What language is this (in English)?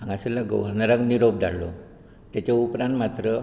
Konkani